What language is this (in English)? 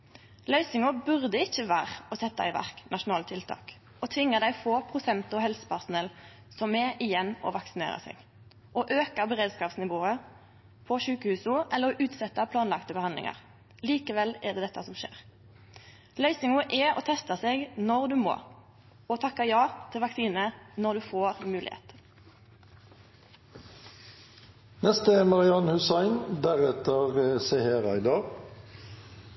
Norwegian